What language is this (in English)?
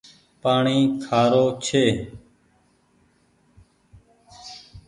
Goaria